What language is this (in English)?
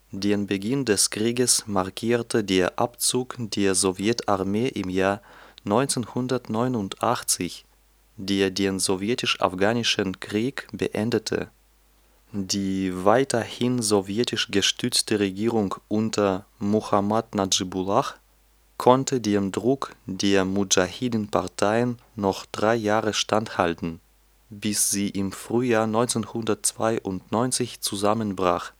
German